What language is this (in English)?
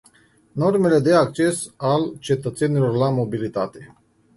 Romanian